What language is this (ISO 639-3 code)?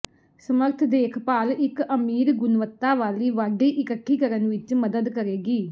pan